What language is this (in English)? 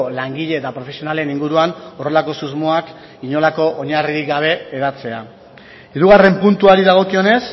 Basque